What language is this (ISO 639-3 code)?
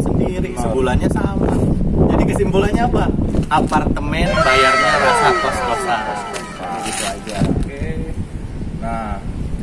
ind